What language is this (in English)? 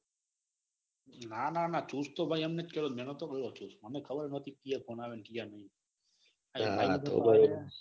Gujarati